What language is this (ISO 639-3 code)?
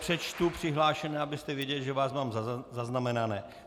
ces